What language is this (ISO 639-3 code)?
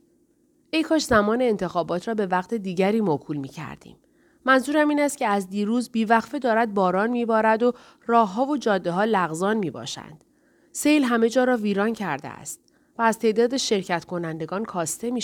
fas